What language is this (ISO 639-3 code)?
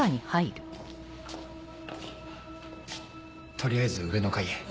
jpn